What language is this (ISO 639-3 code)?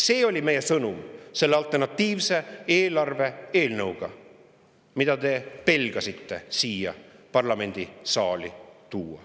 est